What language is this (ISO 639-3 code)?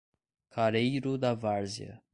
por